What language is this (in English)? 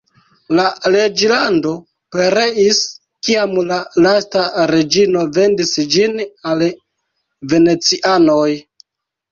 Esperanto